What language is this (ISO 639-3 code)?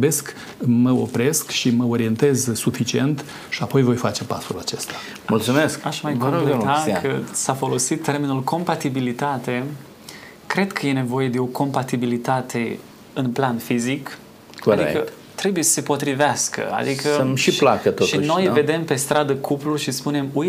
ron